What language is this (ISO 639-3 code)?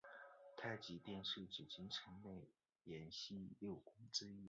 zho